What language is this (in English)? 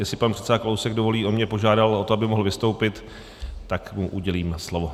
Czech